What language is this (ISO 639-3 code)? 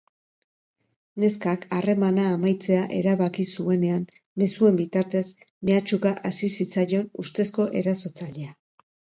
eus